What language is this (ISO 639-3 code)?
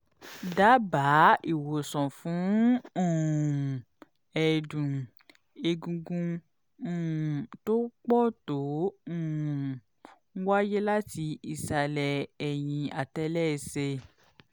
yor